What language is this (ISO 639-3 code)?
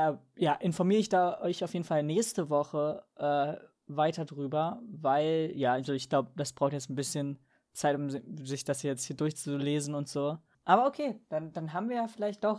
deu